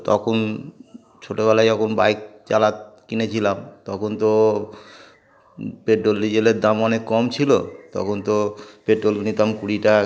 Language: Bangla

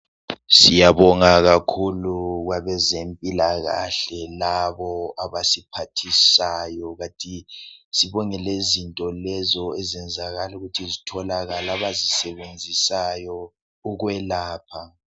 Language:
North Ndebele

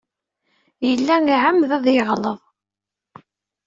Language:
Kabyle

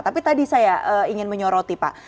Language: Indonesian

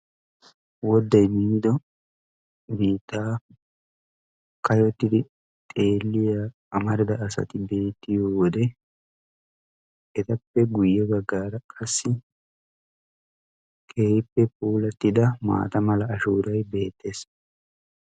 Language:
Wolaytta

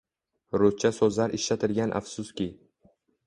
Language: Uzbek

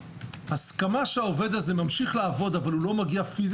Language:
Hebrew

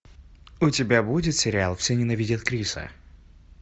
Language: Russian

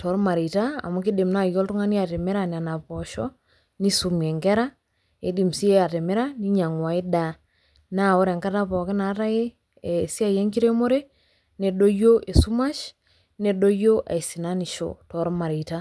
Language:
Masai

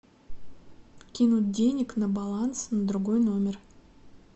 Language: Russian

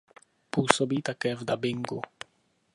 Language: Czech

